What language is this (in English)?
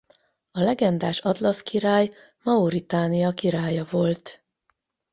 Hungarian